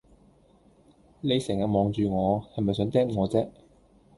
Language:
Cantonese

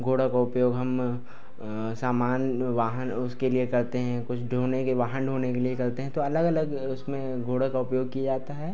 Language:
Hindi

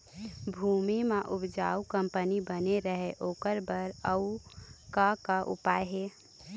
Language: Chhattisgarhi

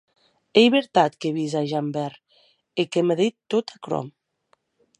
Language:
Occitan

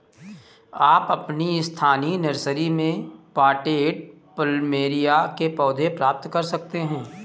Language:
Hindi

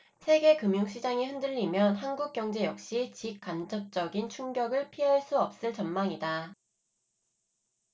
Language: Korean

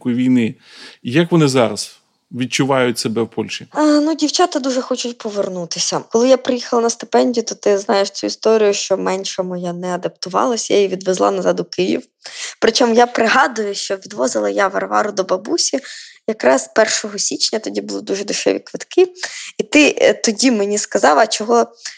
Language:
Ukrainian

